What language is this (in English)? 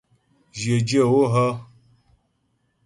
Ghomala